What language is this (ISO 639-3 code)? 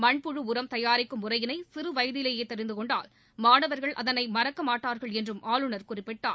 tam